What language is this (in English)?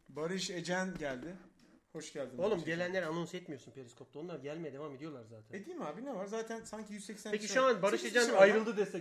Turkish